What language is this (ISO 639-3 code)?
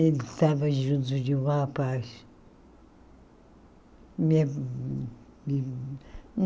por